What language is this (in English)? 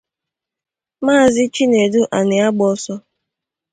Igbo